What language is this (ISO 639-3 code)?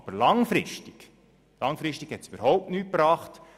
gsw